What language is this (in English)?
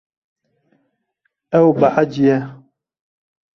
Kurdish